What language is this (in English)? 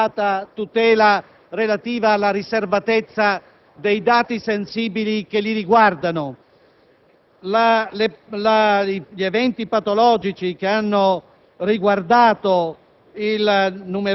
Italian